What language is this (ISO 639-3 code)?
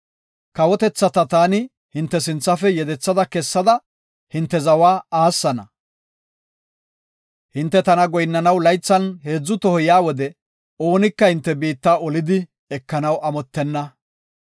gof